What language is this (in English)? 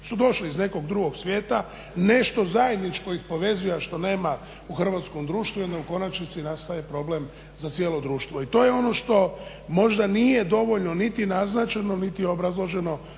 Croatian